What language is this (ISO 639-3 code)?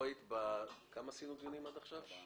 heb